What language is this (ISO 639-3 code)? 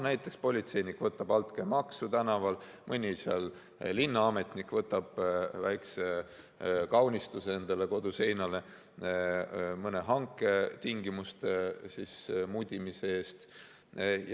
est